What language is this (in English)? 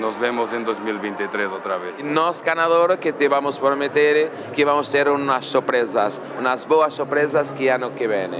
Spanish